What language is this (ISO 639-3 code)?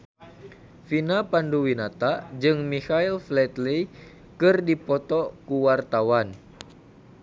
sun